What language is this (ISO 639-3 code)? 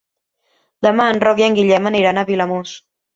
cat